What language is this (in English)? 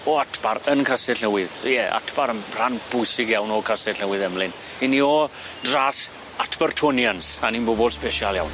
Welsh